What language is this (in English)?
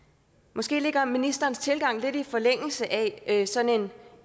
Danish